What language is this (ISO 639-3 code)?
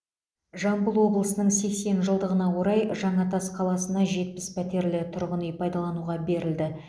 kaz